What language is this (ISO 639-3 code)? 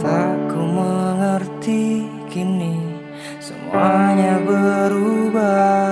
ind